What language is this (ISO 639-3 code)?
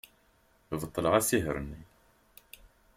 kab